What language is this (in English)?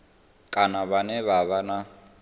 Venda